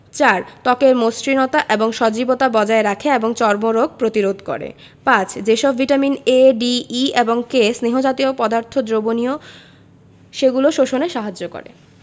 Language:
Bangla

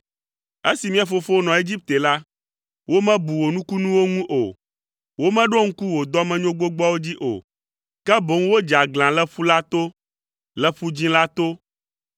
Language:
Ewe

